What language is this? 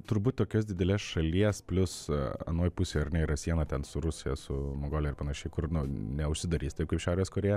Lithuanian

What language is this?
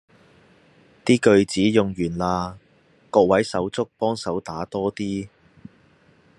Cantonese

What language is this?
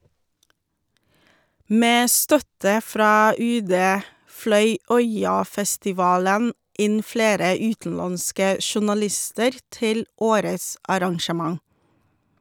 Norwegian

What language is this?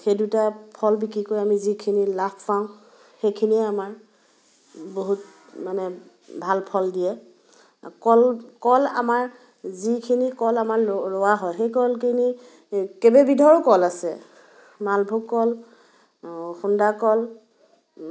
Assamese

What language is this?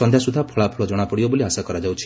Odia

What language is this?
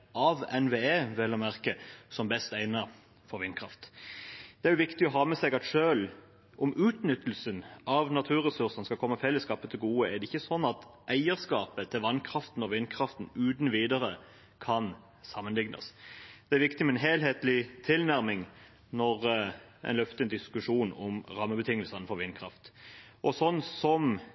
Norwegian Bokmål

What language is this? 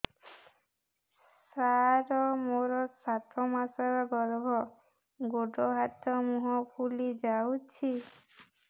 Odia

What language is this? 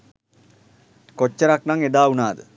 Sinhala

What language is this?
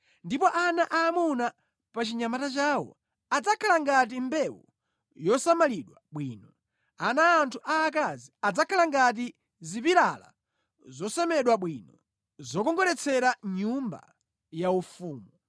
Nyanja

